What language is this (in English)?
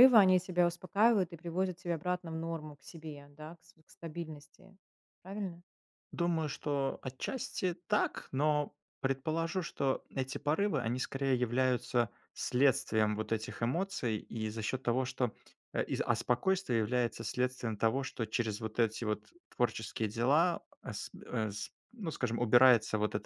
Russian